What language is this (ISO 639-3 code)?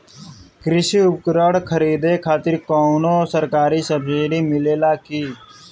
bho